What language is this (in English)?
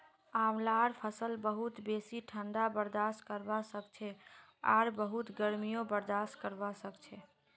Magahi